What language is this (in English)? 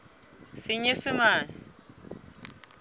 Southern Sotho